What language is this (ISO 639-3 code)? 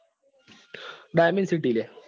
guj